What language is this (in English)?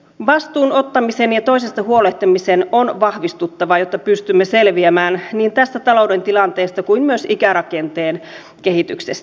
Finnish